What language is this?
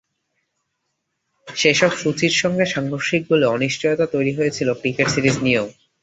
Bangla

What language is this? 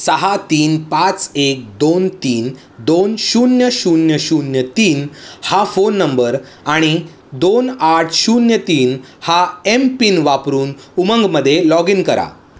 Marathi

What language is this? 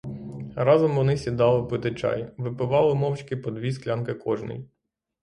Ukrainian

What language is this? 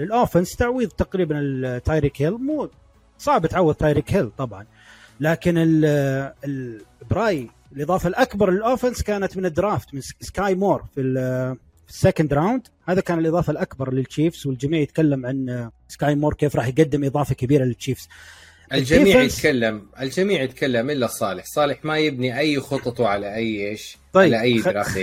Arabic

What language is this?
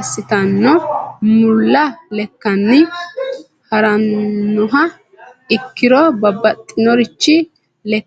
Sidamo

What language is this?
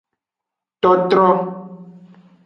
Aja (Benin)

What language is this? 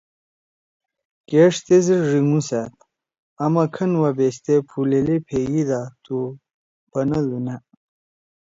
Torwali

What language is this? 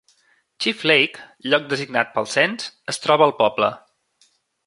Catalan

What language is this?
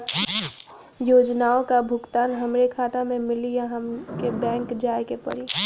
Bhojpuri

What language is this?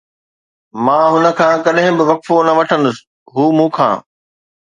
Sindhi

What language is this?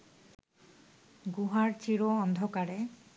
Bangla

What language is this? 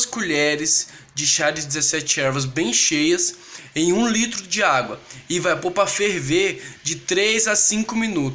Portuguese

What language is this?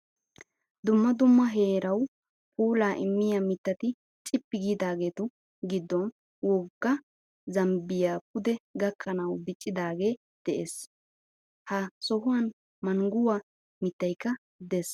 Wolaytta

